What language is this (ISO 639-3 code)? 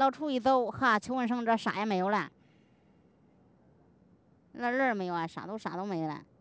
zho